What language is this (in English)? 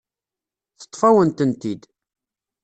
Kabyle